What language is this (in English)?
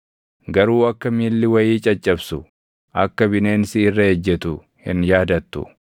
Oromo